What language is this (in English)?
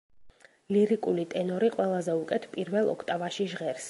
Georgian